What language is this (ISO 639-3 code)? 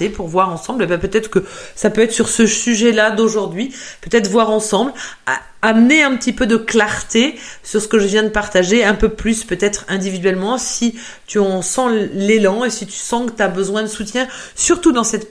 fra